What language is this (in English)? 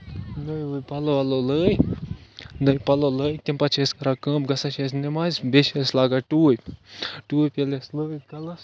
Kashmiri